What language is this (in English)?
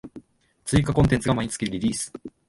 Japanese